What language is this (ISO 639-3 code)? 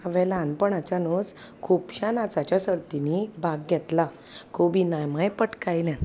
kok